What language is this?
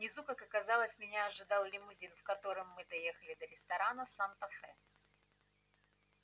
Russian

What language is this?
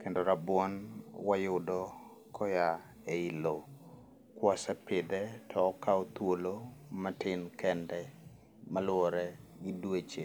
Luo (Kenya and Tanzania)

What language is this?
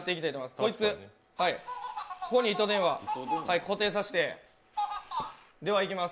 Japanese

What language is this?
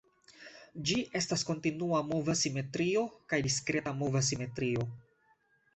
Esperanto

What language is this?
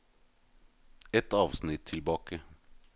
Norwegian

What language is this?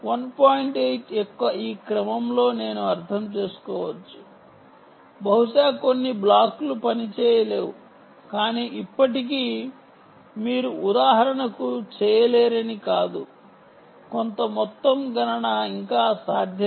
Telugu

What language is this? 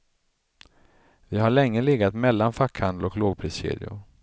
Swedish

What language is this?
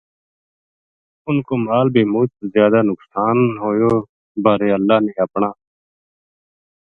Gujari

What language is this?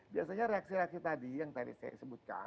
Indonesian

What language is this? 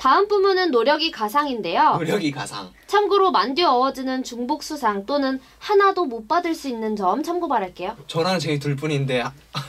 Korean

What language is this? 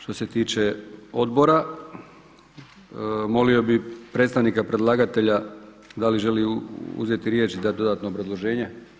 Croatian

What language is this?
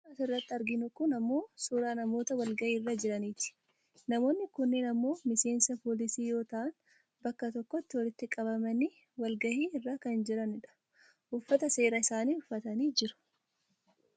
Oromo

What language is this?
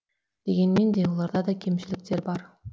Kazakh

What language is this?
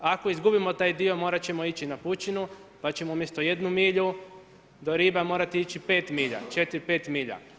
Croatian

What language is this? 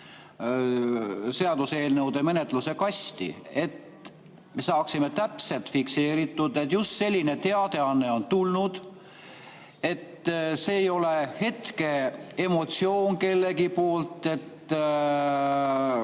Estonian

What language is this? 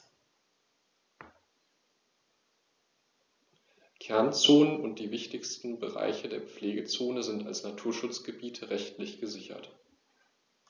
German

